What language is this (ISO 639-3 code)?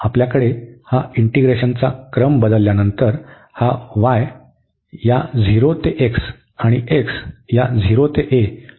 mar